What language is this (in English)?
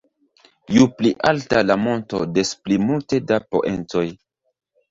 Esperanto